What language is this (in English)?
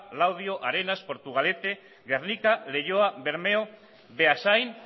Basque